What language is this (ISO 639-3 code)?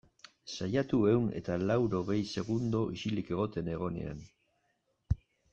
eus